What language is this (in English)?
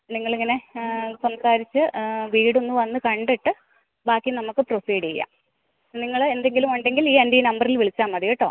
Malayalam